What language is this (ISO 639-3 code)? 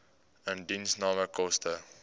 afr